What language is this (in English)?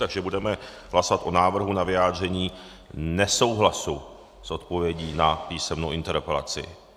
Czech